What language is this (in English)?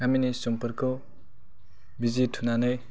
Bodo